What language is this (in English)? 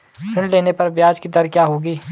Hindi